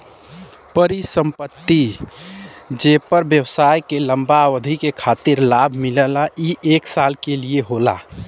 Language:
Bhojpuri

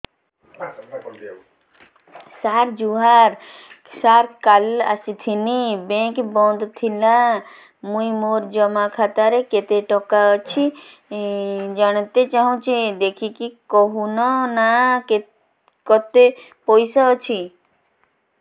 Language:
Odia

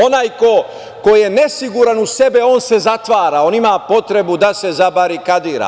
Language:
Serbian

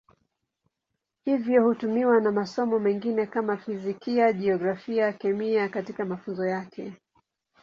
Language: Swahili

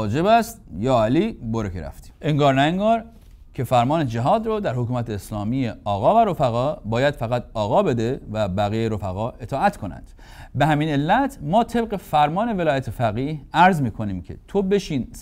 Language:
Persian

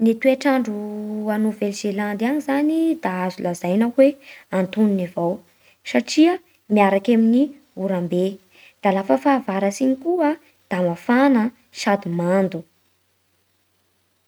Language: Bara Malagasy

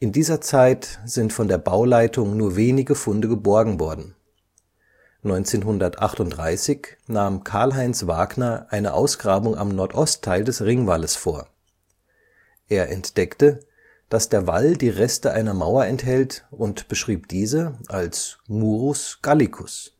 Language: German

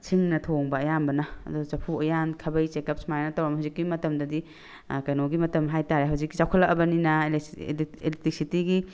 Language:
Manipuri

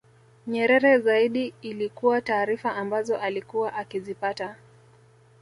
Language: Swahili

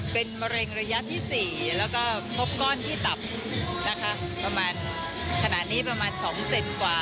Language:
Thai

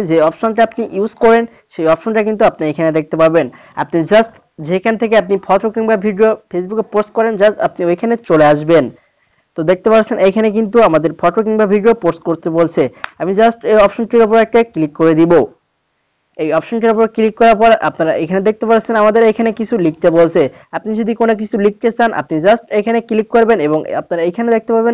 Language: Hindi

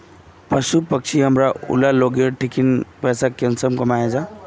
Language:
Magahi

